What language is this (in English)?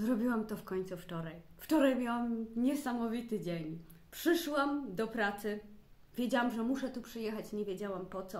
Polish